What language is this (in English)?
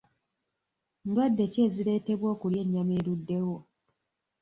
Ganda